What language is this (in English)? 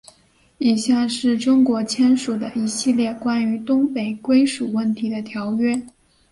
Chinese